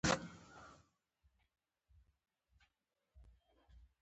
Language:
Pashto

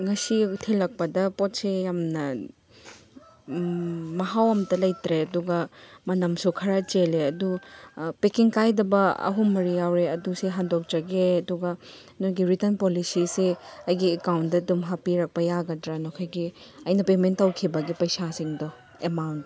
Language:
Manipuri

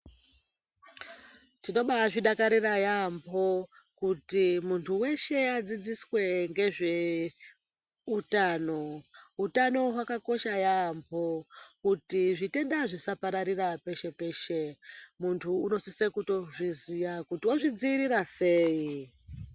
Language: Ndau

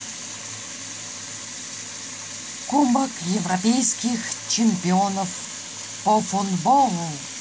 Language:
Russian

